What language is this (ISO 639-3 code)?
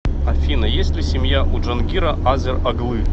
rus